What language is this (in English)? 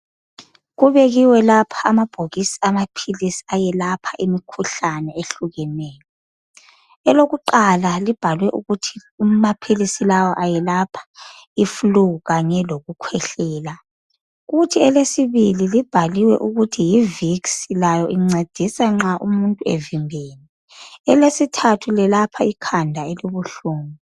North Ndebele